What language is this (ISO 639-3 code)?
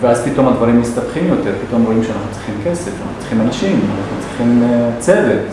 heb